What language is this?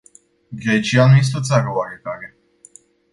Romanian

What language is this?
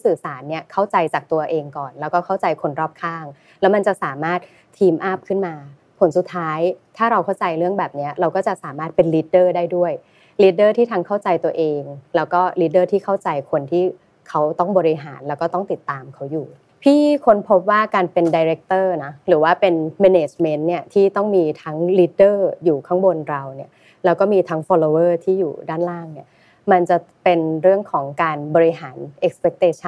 Thai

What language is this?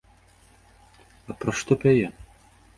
Belarusian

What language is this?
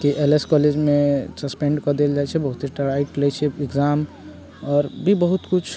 Maithili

